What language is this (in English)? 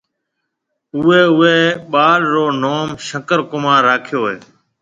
Marwari (Pakistan)